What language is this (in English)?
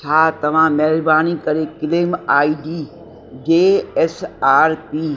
Sindhi